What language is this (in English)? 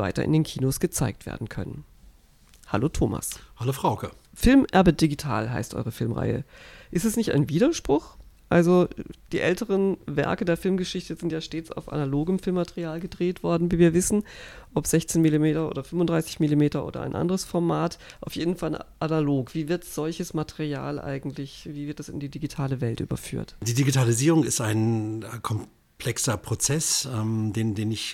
German